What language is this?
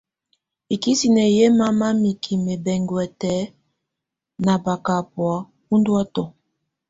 Tunen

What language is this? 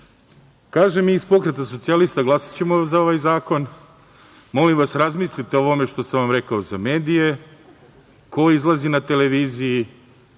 Serbian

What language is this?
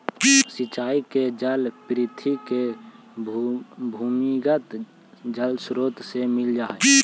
Magahi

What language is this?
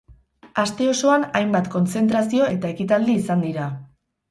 Basque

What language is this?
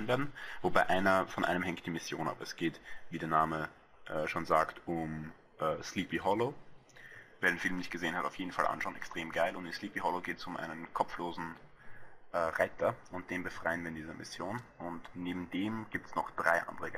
German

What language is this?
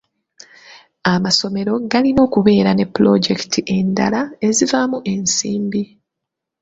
Ganda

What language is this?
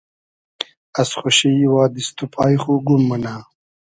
Hazaragi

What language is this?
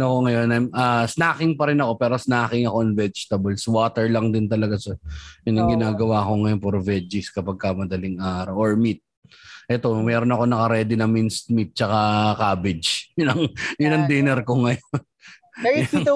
Filipino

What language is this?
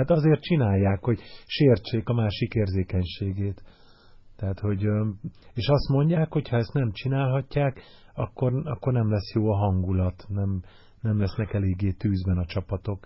Hungarian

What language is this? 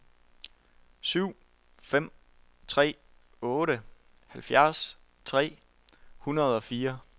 Danish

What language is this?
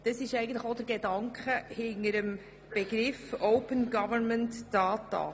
Swiss German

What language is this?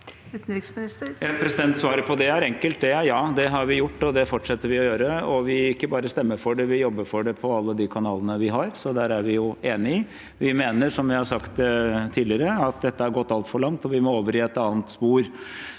Norwegian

